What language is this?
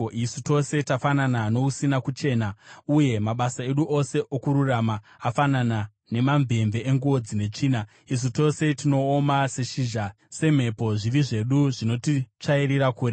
Shona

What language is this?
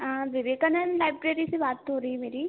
Hindi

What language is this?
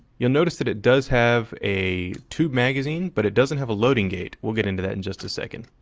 English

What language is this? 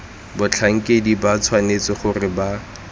Tswana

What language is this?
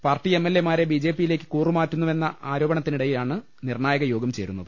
Malayalam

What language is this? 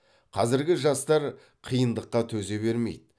Kazakh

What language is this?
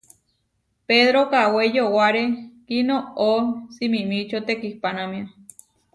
Huarijio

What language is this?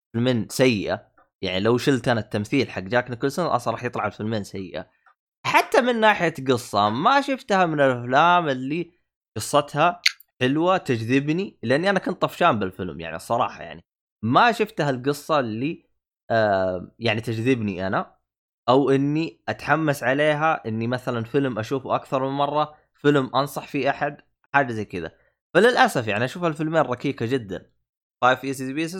Arabic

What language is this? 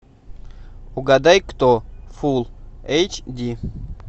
Russian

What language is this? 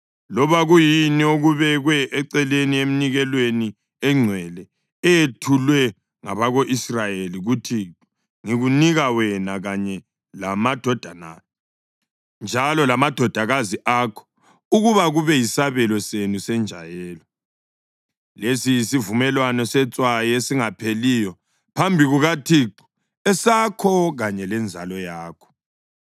North Ndebele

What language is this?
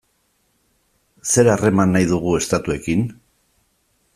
Basque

